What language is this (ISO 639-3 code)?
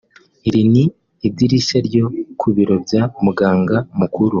kin